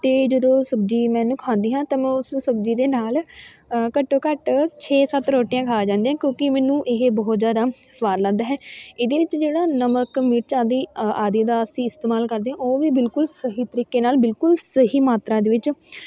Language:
Punjabi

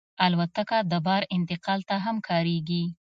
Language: Pashto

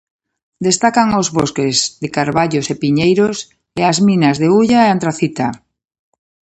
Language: Galician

